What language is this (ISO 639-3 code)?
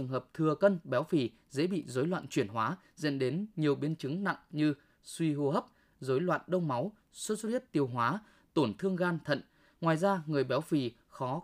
vie